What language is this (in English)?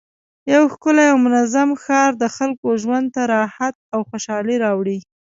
Pashto